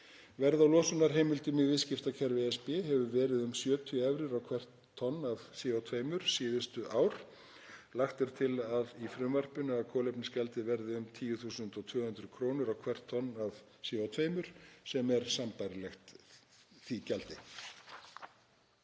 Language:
Icelandic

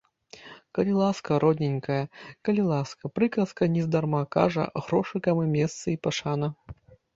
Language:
Belarusian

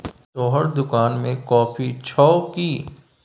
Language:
Maithili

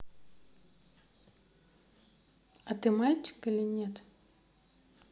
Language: Russian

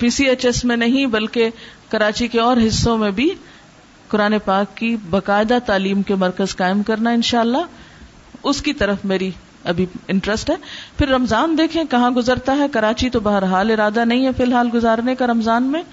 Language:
Urdu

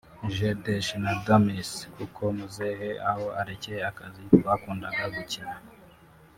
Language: Kinyarwanda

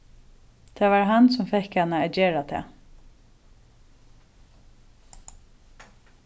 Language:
Faroese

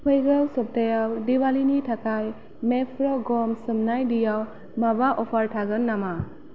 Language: Bodo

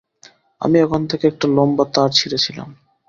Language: Bangla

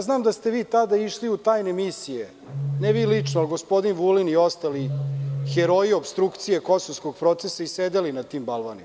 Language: Serbian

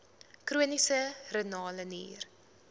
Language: Afrikaans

